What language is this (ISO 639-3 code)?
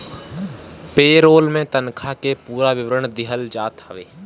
bho